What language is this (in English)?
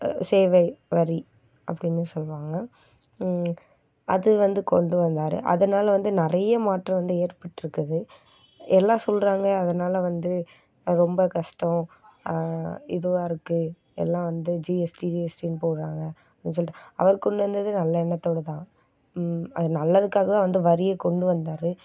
Tamil